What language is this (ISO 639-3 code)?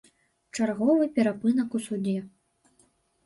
bel